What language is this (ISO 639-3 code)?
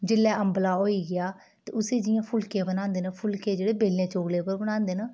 doi